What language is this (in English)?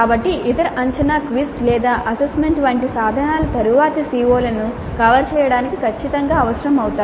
Telugu